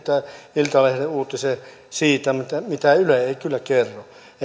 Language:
Finnish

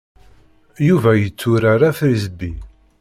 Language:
Kabyle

